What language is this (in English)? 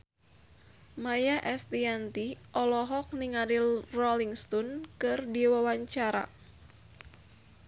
Sundanese